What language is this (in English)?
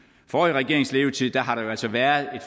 Danish